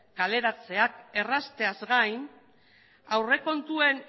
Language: Basque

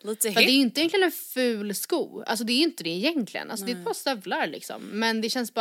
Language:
Swedish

